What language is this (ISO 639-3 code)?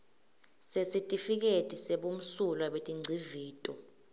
ssw